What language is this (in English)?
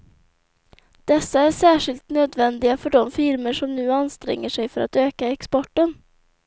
Swedish